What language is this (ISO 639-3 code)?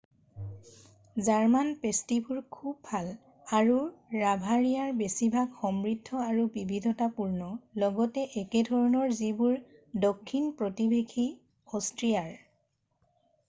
asm